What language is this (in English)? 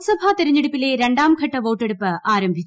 Malayalam